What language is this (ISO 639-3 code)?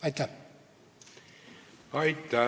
est